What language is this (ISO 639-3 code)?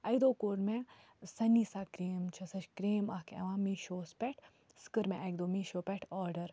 kas